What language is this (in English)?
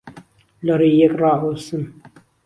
Central Kurdish